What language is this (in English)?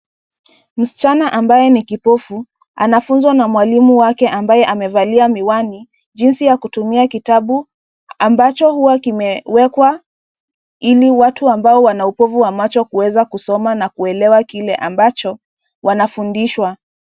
Swahili